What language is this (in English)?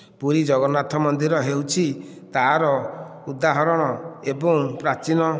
Odia